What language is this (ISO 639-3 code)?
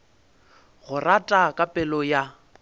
nso